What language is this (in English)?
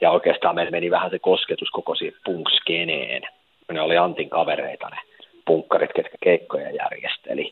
Finnish